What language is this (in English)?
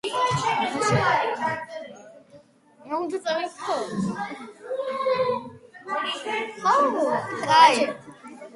Georgian